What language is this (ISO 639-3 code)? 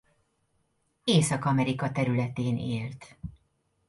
hun